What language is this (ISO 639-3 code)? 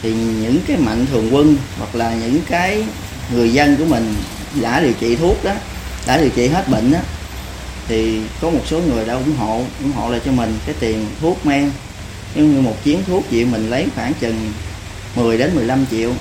vie